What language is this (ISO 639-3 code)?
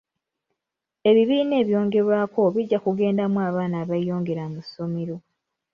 lug